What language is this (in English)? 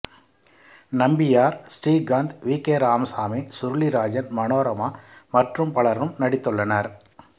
Tamil